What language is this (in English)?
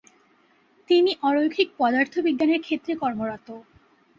Bangla